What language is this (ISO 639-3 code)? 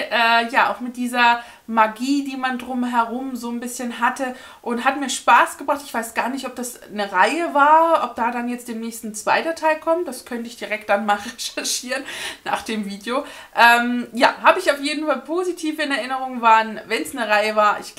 deu